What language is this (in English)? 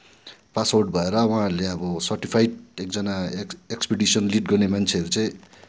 Nepali